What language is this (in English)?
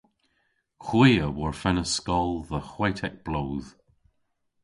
Cornish